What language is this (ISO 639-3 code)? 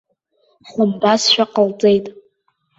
abk